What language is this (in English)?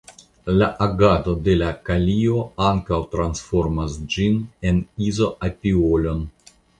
Esperanto